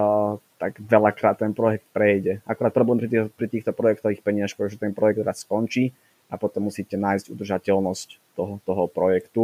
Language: Slovak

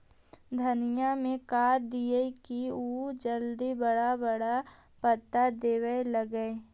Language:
Magahi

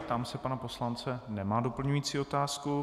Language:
Czech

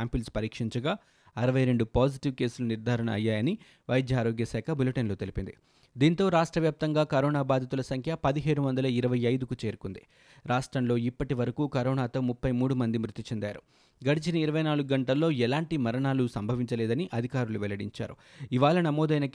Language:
Telugu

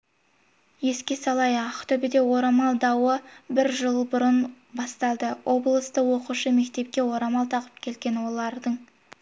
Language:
Kazakh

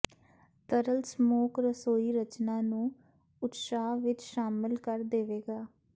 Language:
Punjabi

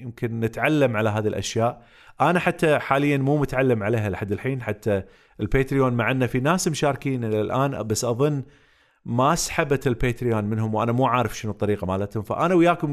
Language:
Arabic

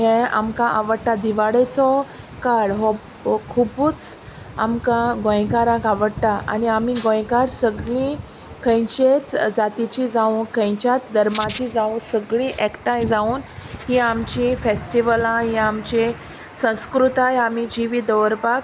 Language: Konkani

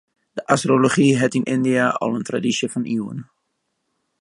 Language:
Western Frisian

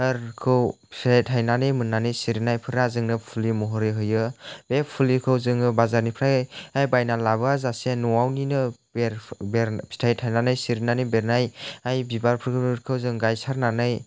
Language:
Bodo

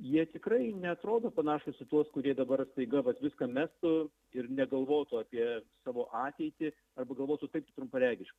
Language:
Lithuanian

